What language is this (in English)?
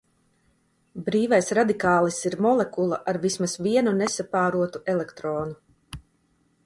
Latvian